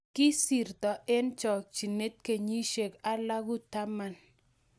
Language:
Kalenjin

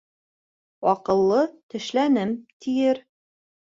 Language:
Bashkir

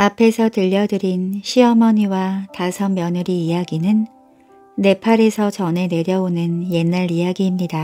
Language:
Korean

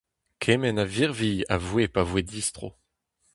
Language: Breton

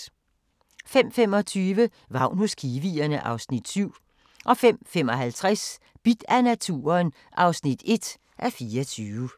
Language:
Danish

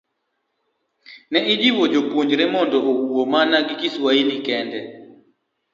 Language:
Luo (Kenya and Tanzania)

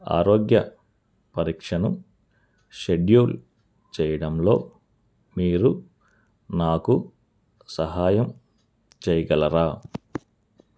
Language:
Telugu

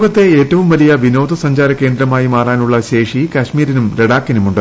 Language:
Malayalam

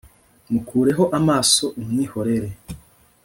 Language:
Kinyarwanda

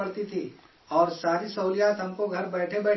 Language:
Urdu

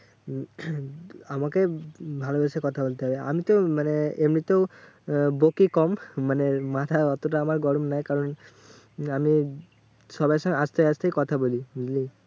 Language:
Bangla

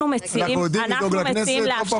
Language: Hebrew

